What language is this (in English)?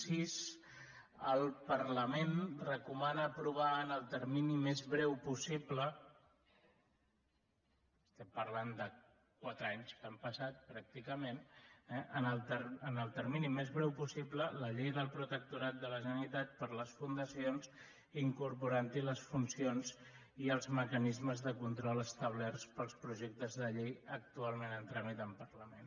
Catalan